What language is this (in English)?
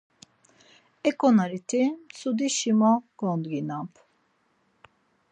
Laz